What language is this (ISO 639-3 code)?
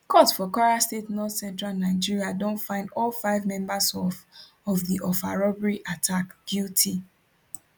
pcm